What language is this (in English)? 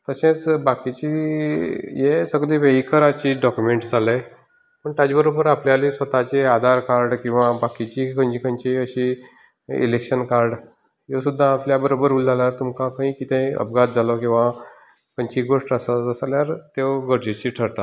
Konkani